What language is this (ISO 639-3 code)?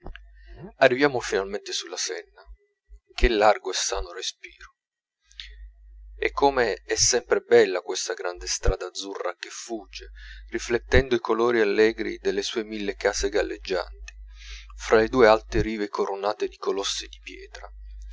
ita